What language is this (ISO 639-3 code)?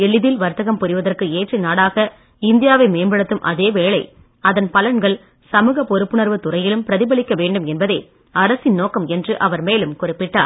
tam